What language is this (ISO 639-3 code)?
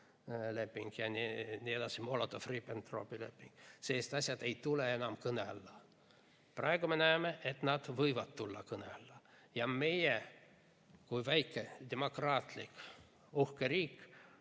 est